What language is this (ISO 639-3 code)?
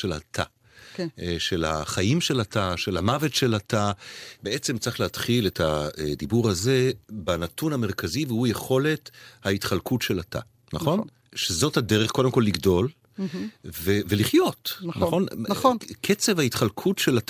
heb